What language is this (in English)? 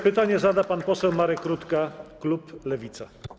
Polish